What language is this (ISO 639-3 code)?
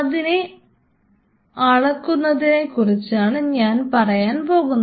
mal